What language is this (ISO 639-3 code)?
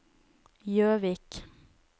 nor